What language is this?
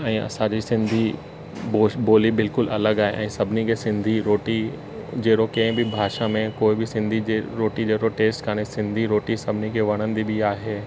Sindhi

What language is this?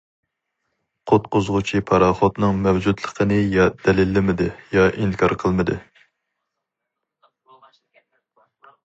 Uyghur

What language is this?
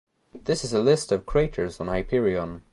English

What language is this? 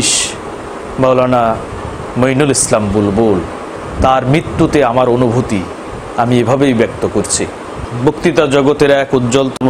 Romanian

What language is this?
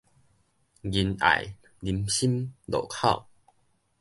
Min Nan Chinese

